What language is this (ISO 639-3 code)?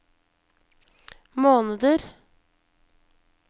nor